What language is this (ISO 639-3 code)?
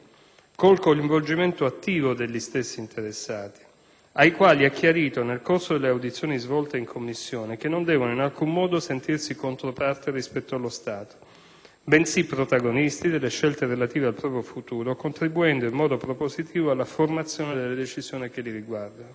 ita